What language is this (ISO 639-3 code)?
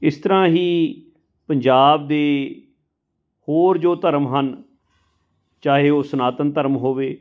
pan